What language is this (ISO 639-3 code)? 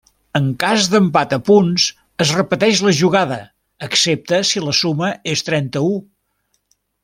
cat